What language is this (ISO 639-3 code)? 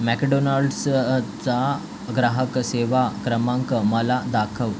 mar